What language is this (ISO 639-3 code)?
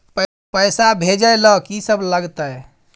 mai